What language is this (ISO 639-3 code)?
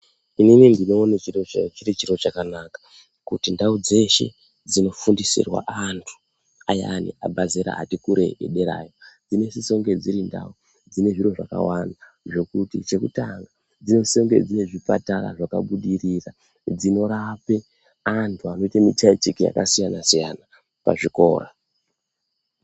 ndc